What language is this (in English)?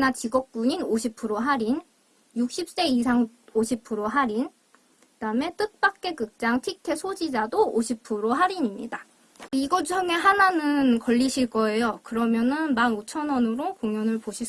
Korean